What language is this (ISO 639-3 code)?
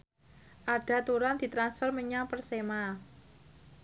jav